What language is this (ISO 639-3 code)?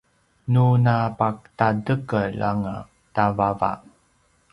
pwn